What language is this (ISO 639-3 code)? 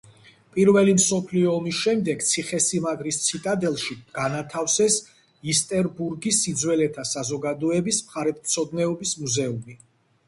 kat